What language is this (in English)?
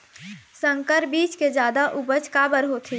Chhattisgarhi